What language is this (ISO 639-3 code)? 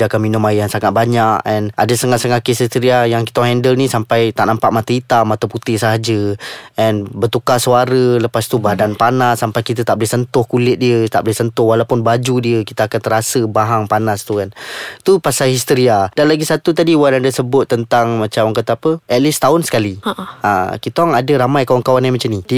msa